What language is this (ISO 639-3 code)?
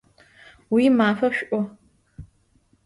ady